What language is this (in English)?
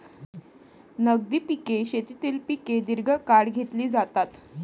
Marathi